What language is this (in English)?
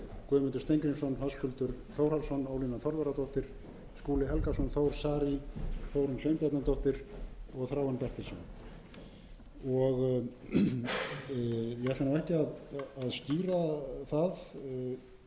Icelandic